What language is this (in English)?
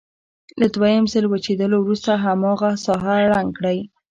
Pashto